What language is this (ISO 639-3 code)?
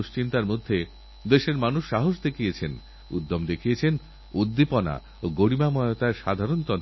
ben